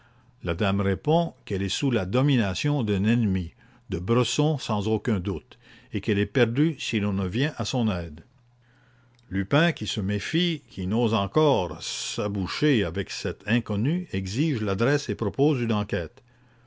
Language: French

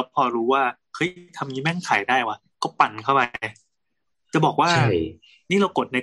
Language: Thai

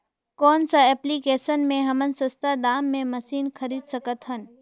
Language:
Chhattisgarhi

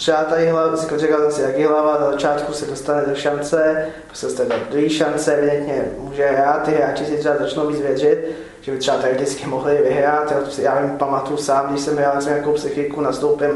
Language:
Czech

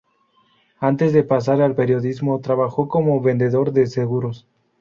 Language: Spanish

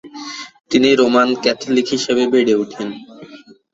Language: Bangla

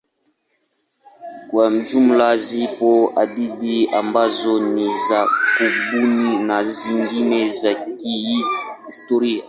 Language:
Swahili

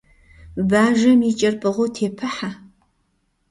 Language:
Kabardian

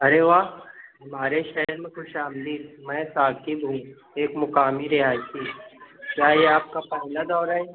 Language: Urdu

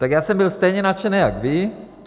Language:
Czech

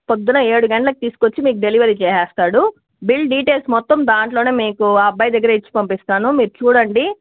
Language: Telugu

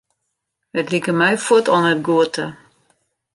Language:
Western Frisian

